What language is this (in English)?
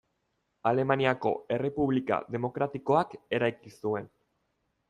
Basque